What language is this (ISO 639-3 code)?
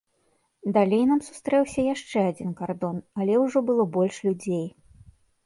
bel